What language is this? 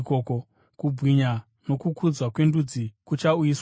Shona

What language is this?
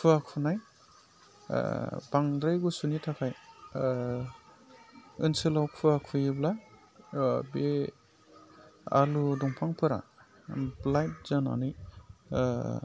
Bodo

